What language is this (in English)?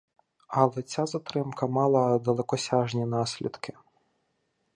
Ukrainian